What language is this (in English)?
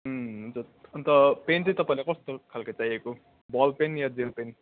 Nepali